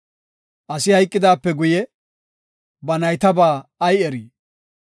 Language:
Gofa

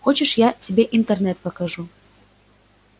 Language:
Russian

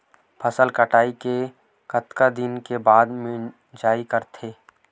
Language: Chhattisgarhi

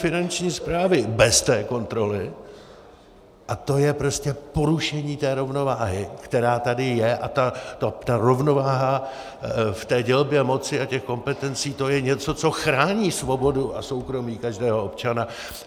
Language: Czech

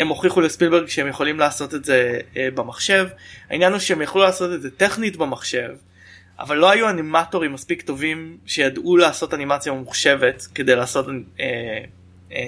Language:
Hebrew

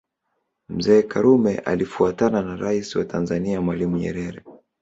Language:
Swahili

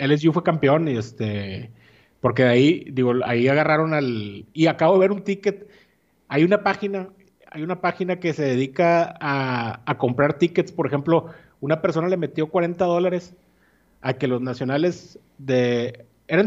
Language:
Spanish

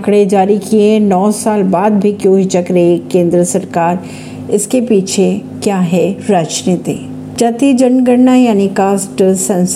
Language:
Hindi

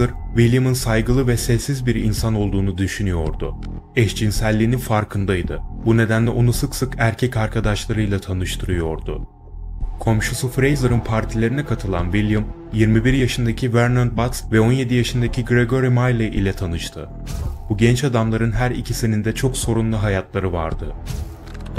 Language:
Turkish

